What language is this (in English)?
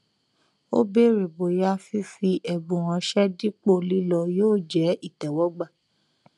Yoruba